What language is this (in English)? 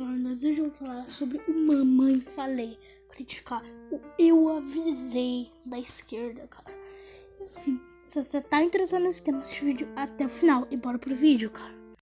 Portuguese